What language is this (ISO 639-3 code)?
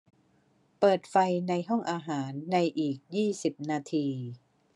tha